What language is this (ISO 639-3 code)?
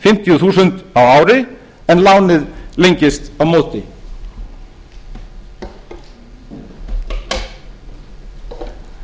isl